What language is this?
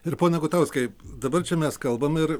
Lithuanian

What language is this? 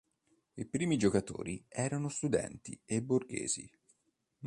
Italian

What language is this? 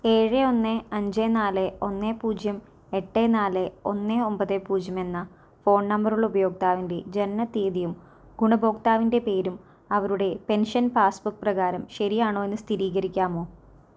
Malayalam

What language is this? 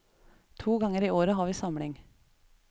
Norwegian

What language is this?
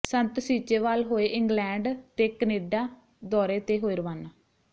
Punjabi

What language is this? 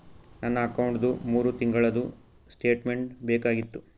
Kannada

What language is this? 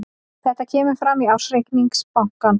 Icelandic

